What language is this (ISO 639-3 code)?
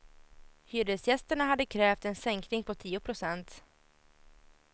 swe